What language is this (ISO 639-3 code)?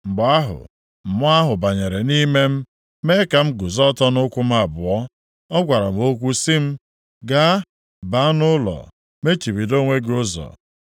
ibo